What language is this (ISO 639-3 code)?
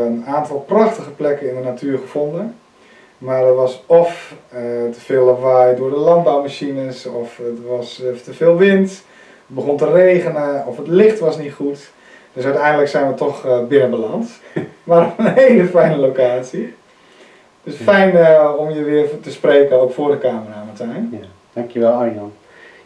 nld